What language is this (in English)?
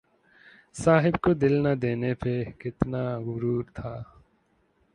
Urdu